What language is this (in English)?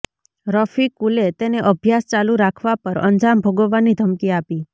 Gujarati